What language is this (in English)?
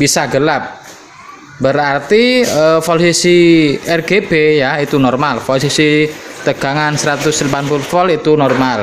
Indonesian